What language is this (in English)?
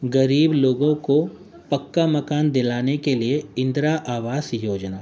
Urdu